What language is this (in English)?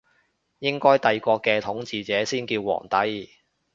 Cantonese